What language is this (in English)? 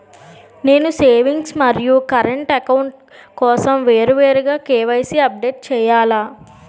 Telugu